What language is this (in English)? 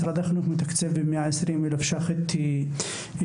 Hebrew